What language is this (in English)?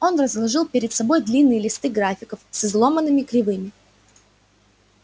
Russian